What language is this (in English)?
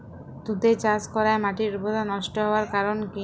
Bangla